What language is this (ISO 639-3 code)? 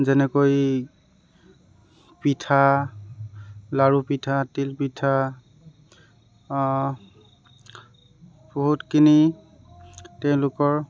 asm